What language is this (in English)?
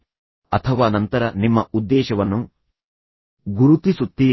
Kannada